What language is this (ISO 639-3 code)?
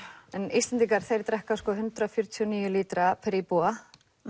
isl